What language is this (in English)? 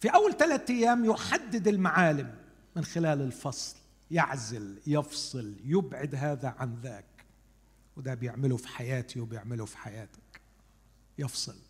Arabic